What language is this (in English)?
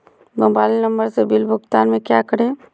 Magahi